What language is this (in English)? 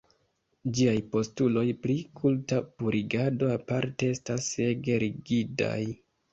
Esperanto